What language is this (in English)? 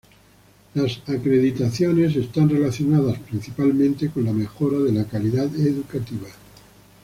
Spanish